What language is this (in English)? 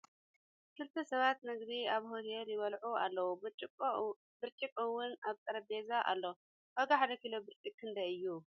Tigrinya